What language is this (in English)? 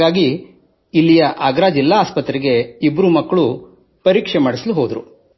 Kannada